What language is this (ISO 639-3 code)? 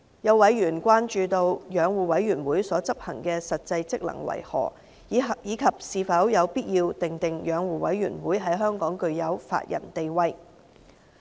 yue